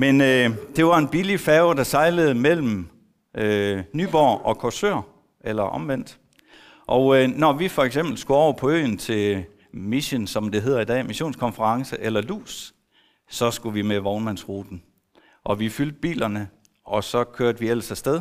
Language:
Danish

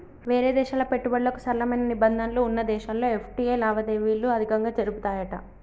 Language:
Telugu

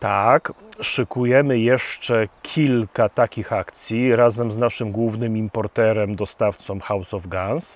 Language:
Polish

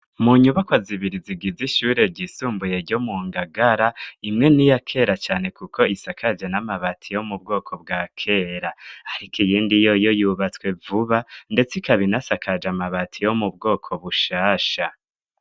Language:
Rundi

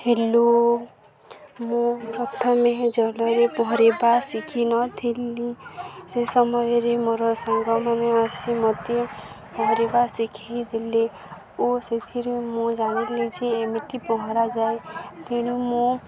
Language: Odia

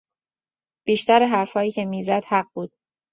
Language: Persian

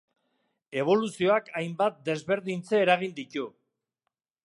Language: Basque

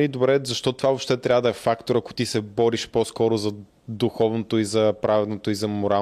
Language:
Bulgarian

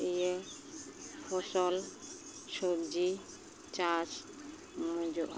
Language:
Santali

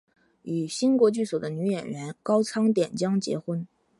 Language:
Chinese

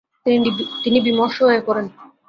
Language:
Bangla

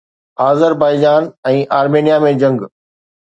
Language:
Sindhi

